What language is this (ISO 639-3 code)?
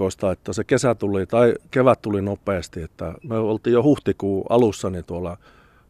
fin